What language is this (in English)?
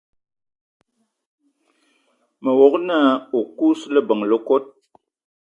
Eton (Cameroon)